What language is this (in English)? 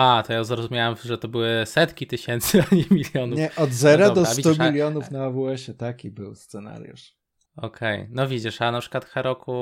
Polish